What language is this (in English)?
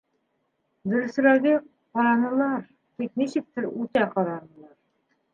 Bashkir